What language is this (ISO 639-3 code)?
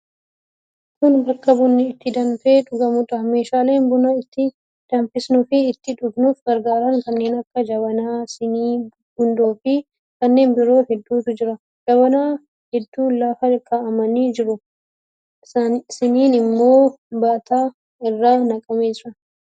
orm